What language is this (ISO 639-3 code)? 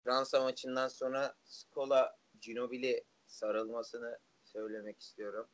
tur